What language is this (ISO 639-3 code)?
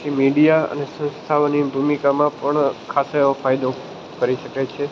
guj